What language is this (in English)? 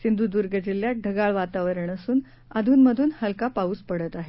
Marathi